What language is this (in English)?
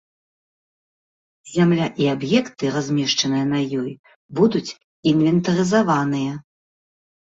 Belarusian